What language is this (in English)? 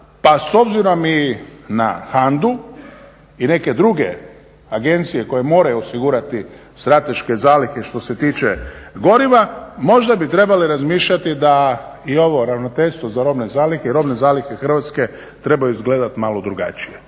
Croatian